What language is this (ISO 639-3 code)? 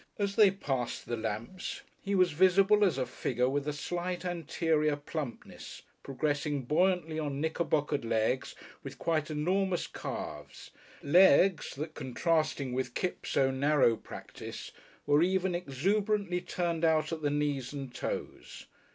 eng